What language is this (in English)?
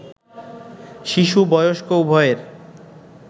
Bangla